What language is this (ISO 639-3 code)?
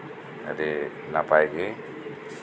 sat